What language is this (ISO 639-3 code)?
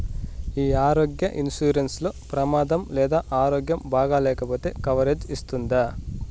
tel